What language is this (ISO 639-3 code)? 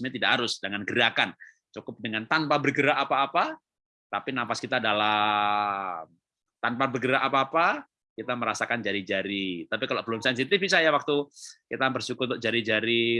ind